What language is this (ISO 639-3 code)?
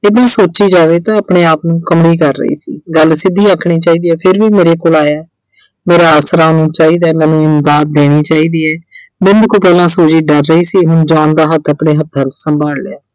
pan